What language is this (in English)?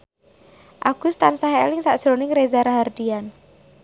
Javanese